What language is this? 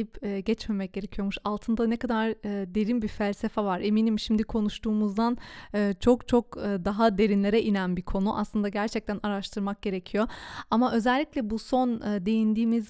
Turkish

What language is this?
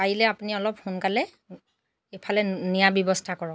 Assamese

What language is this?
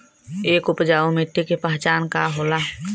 Bhojpuri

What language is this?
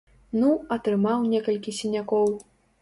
Belarusian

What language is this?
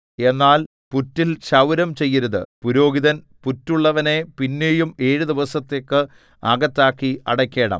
Malayalam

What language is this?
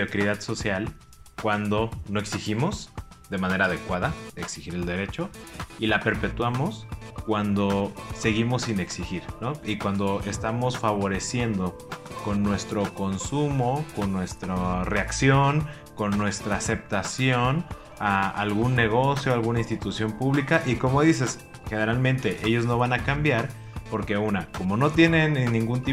Spanish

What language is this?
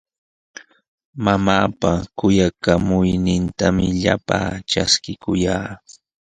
Sihuas Ancash Quechua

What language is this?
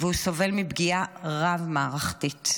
Hebrew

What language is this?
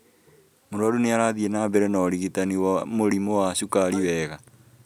Kikuyu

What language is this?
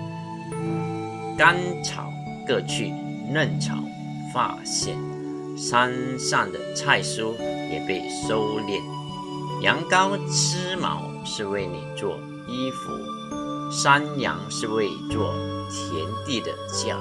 Chinese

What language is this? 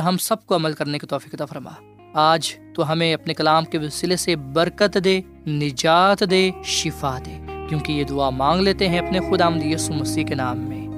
Urdu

